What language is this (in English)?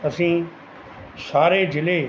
Punjabi